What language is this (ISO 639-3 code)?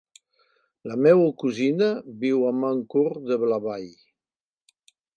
cat